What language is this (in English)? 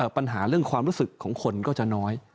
Thai